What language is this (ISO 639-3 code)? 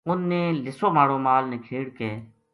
gju